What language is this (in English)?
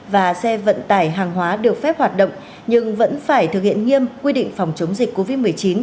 Vietnamese